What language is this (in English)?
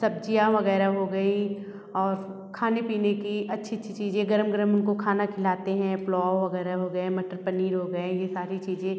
Hindi